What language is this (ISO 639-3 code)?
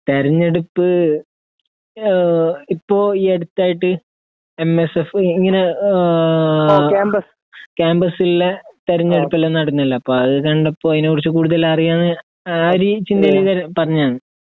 mal